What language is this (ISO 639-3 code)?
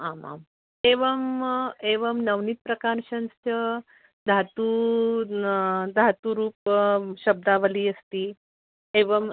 san